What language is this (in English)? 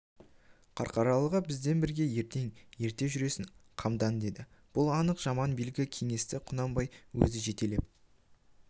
Kazakh